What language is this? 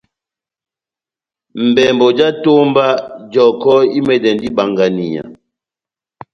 Batanga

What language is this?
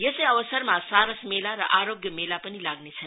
Nepali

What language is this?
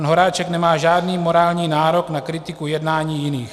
Czech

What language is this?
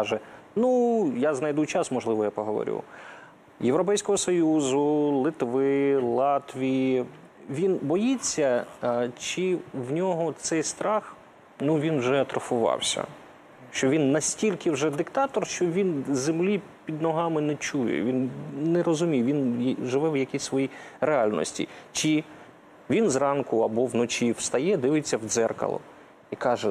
Ukrainian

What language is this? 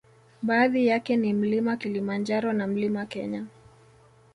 Swahili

